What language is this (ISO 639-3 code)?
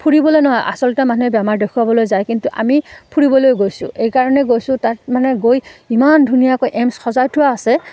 asm